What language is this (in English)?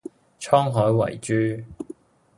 Cantonese